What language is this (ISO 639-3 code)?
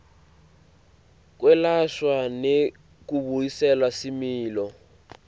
ssw